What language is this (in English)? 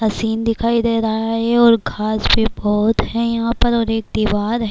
Urdu